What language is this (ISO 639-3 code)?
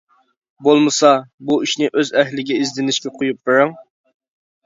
uig